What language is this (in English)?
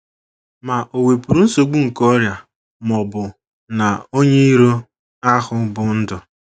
Igbo